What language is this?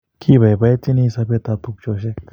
Kalenjin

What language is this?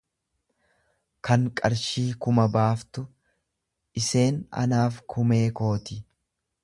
Oromo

